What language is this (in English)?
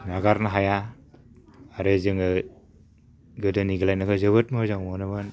Bodo